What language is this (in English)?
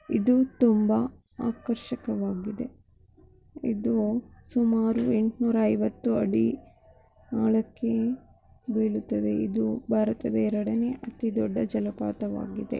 Kannada